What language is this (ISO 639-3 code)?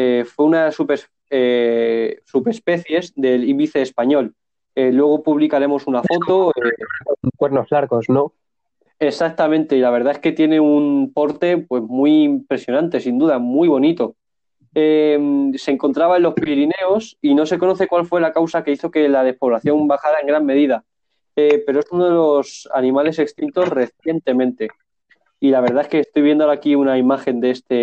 spa